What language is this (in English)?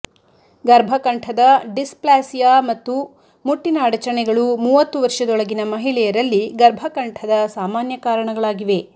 Kannada